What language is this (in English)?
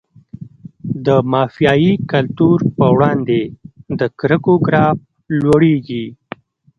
Pashto